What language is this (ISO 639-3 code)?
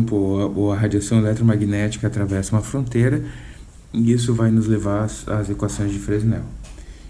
por